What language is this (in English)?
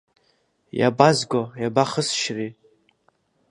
Abkhazian